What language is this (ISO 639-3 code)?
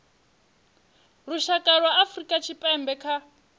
ven